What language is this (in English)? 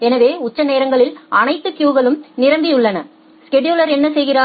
Tamil